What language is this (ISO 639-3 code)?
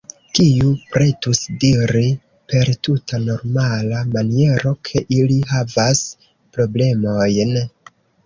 epo